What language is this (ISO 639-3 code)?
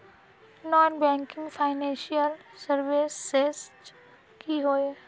mag